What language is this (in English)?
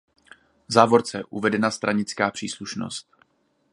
Czech